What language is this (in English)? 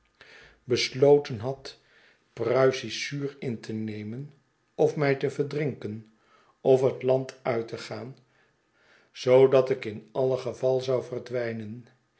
Dutch